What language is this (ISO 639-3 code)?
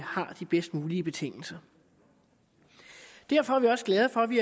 dan